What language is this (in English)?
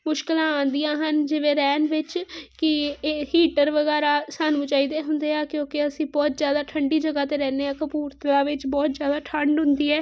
Punjabi